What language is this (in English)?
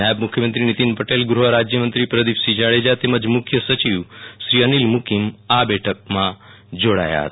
Gujarati